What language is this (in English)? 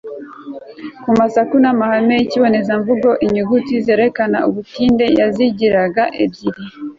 Kinyarwanda